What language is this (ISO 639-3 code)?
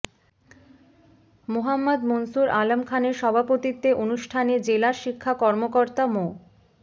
ben